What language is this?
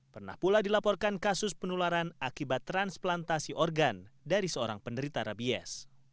Indonesian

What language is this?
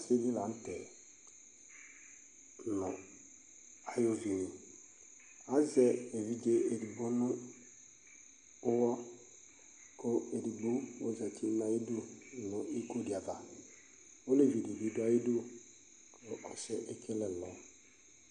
Ikposo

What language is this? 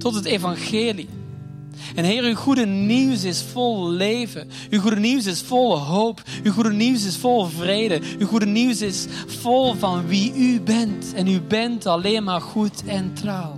Dutch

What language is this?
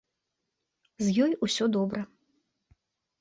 Belarusian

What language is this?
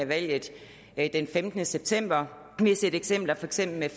Danish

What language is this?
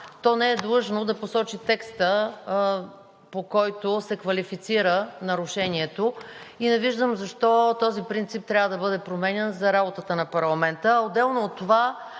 Bulgarian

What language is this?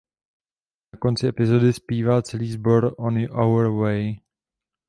Czech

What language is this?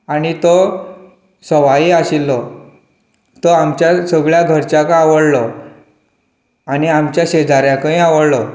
Konkani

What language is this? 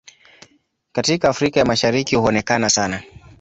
Swahili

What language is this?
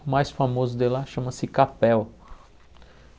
Portuguese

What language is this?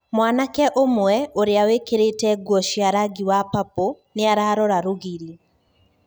Kikuyu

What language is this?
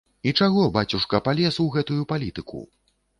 Belarusian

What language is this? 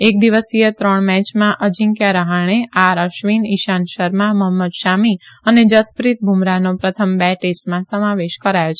Gujarati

